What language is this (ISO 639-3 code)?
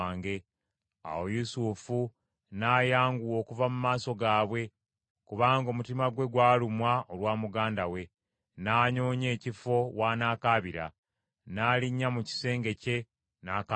lug